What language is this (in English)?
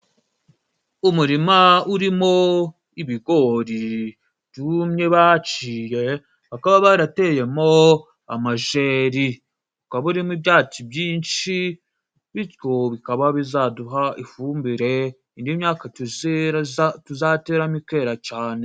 Kinyarwanda